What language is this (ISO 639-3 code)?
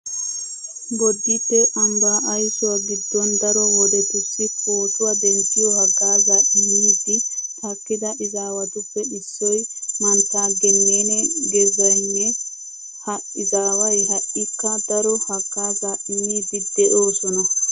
wal